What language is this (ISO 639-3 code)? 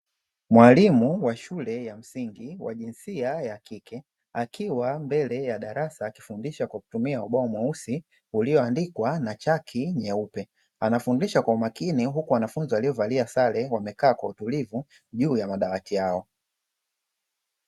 swa